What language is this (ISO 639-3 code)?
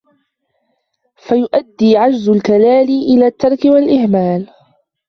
ara